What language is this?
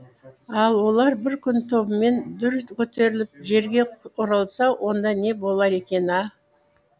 Kazakh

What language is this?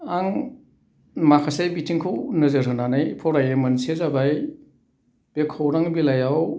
Bodo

